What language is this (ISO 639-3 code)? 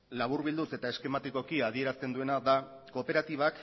eus